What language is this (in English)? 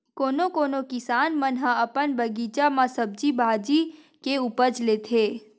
Chhattisgarhi